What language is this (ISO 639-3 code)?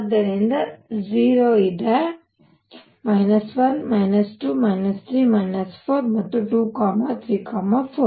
kan